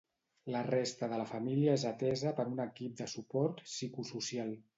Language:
Catalan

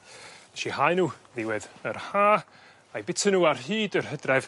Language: Welsh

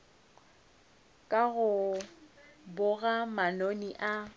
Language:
Northern Sotho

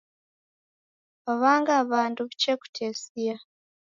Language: Taita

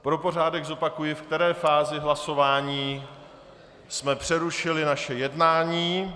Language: Czech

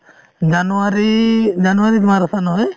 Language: Assamese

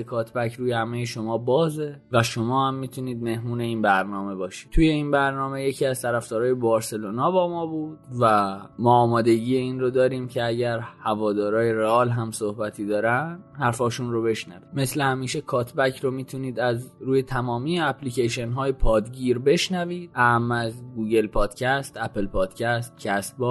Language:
Persian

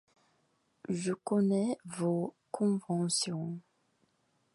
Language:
French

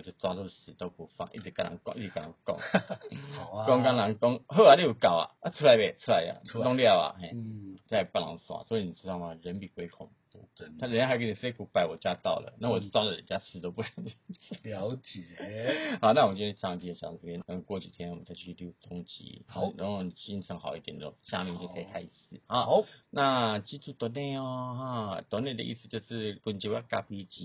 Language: Chinese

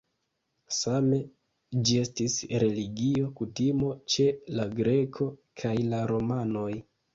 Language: Esperanto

